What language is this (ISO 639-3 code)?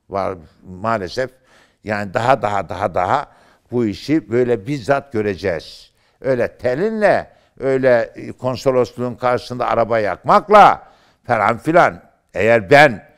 tur